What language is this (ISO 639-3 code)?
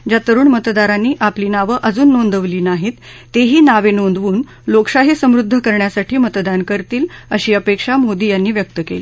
mar